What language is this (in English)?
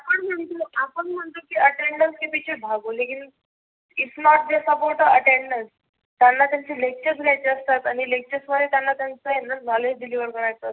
Marathi